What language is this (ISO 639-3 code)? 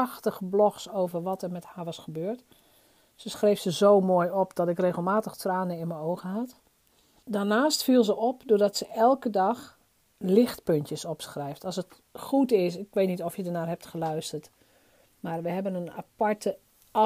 nld